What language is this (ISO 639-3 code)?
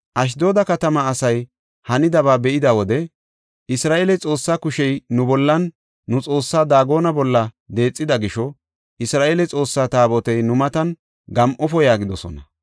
gof